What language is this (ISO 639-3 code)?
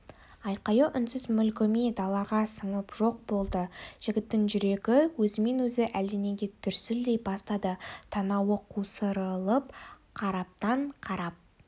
kaz